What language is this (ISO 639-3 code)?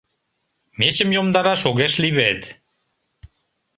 chm